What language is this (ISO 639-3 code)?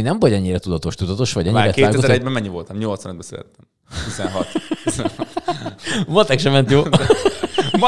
hun